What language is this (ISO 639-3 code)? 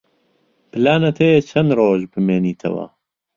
ckb